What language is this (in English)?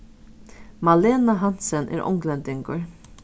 Faroese